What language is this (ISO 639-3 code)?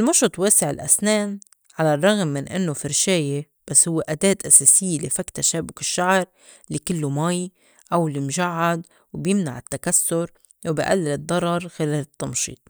apc